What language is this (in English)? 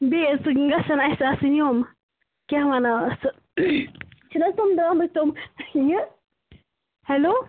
Kashmiri